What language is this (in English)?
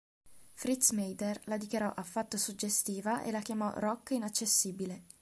Italian